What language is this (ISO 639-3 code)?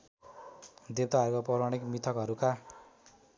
nep